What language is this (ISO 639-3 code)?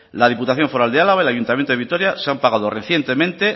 spa